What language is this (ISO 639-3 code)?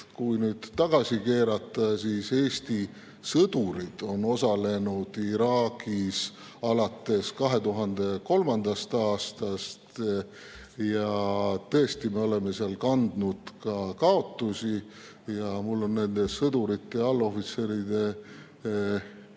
est